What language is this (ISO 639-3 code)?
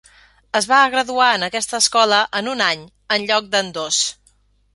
cat